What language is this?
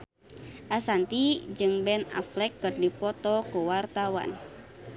Sundanese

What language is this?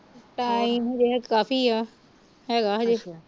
Punjabi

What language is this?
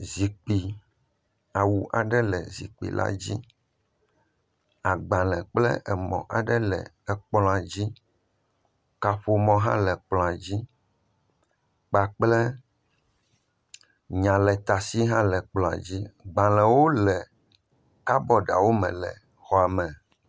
Ewe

